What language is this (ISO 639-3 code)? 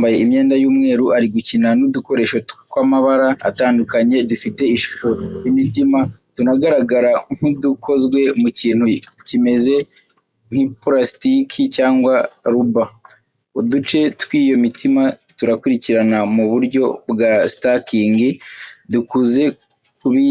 kin